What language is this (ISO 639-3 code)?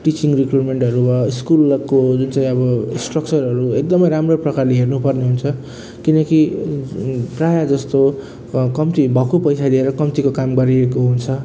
nep